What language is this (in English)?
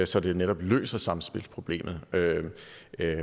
Danish